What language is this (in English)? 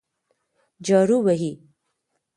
Pashto